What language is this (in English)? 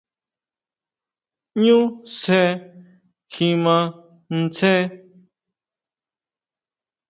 Huautla Mazatec